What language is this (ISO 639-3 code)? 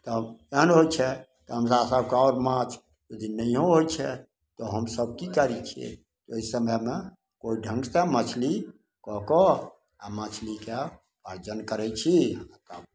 mai